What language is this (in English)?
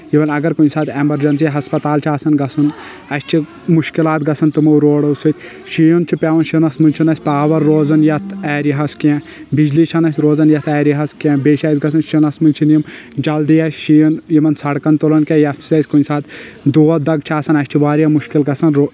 Kashmiri